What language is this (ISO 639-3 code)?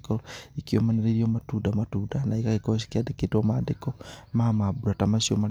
kik